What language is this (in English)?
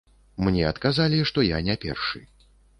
Belarusian